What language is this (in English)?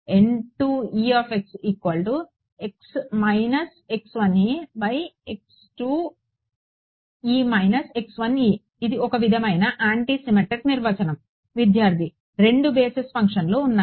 Telugu